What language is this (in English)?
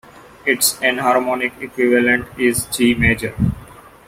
English